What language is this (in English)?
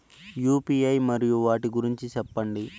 Telugu